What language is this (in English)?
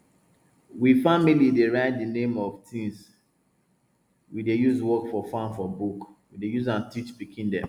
Nigerian Pidgin